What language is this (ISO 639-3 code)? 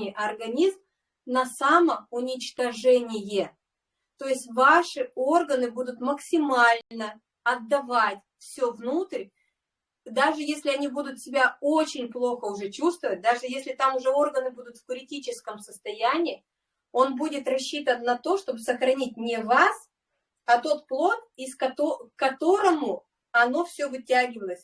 rus